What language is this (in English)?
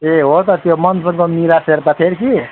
Nepali